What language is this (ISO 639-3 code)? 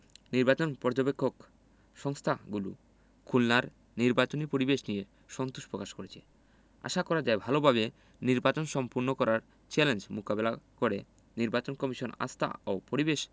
ben